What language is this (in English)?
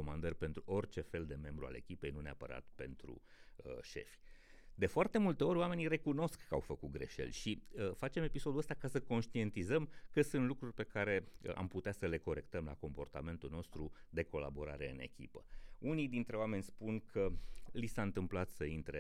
Romanian